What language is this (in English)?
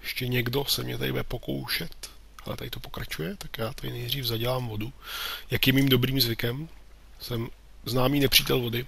Czech